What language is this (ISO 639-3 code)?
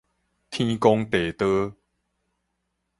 nan